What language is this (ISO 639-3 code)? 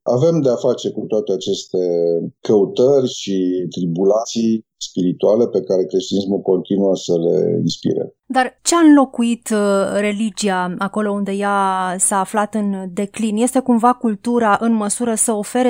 ron